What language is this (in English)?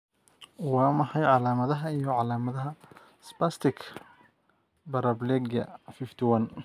Somali